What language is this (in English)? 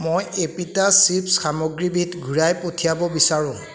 Assamese